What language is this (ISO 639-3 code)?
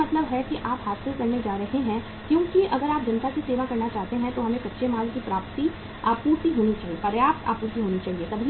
hin